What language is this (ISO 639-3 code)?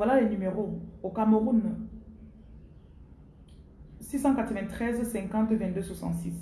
fra